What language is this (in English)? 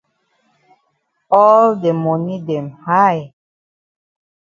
Cameroon Pidgin